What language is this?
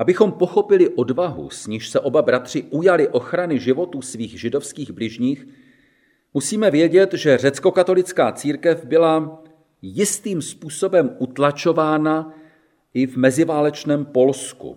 Czech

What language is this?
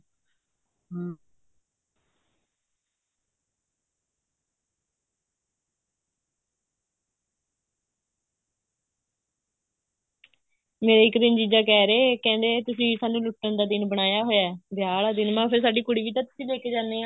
Punjabi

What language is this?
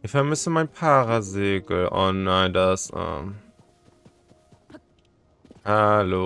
German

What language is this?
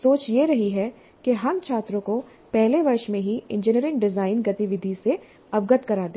Hindi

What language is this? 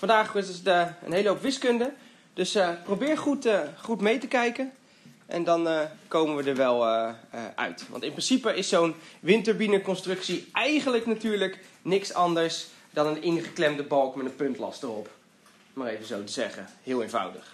Dutch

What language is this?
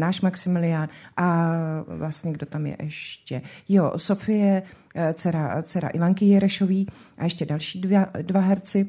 Czech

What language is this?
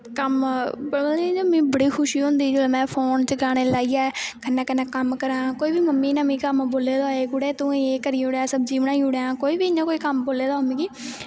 Dogri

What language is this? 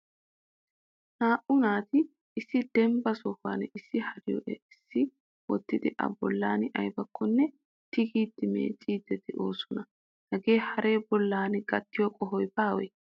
Wolaytta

